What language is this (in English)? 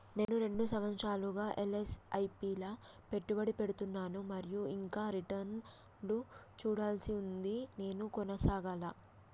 Telugu